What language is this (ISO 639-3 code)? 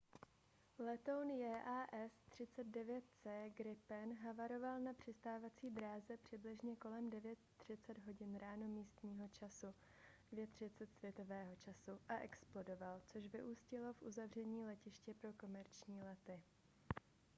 ces